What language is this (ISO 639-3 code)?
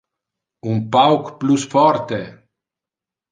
ina